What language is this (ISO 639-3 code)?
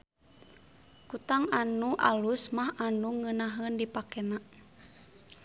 sun